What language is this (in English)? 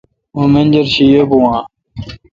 Kalkoti